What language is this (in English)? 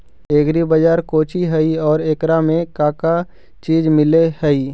Magahi